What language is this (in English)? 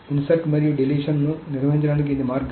Telugu